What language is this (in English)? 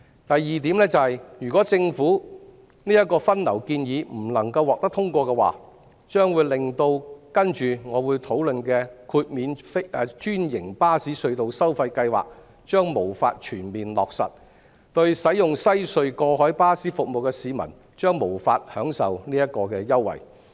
Cantonese